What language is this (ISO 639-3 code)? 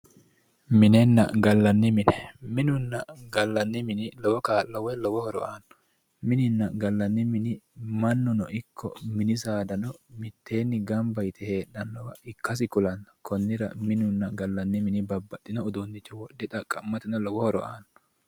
sid